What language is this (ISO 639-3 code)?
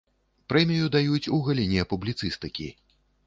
bel